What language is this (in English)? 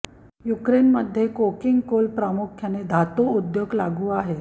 Marathi